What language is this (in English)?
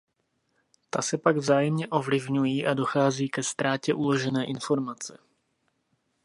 Czech